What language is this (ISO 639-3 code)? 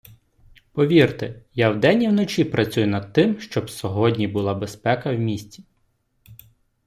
ukr